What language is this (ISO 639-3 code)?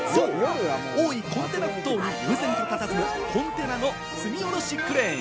jpn